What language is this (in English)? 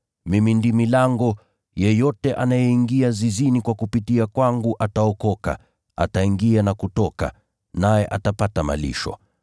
Swahili